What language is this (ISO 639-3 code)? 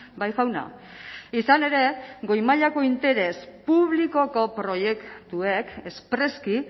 eus